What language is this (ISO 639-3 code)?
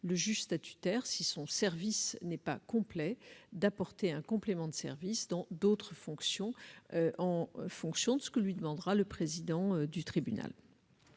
fra